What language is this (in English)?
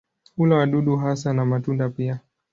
Swahili